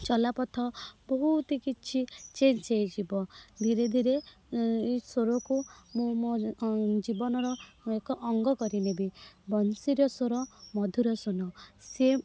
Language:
Odia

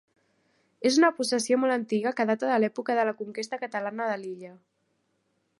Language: Catalan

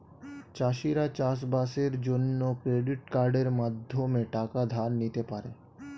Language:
Bangla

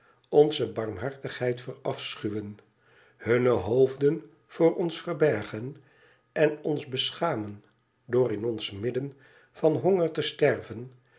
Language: Dutch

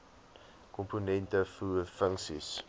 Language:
Afrikaans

